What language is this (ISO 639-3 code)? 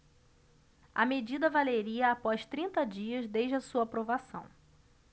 por